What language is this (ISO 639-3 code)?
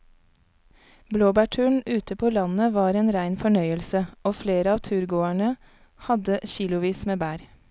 nor